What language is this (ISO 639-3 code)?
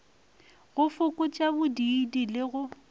nso